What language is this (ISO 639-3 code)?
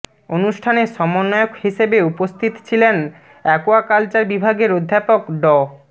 ben